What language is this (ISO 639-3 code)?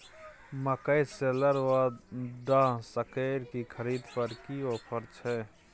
mai